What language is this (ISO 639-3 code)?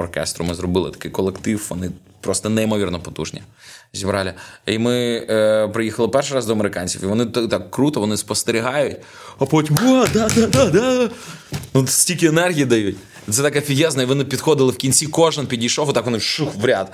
ukr